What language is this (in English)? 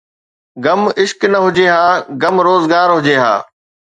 Sindhi